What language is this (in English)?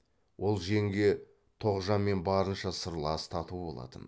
Kazakh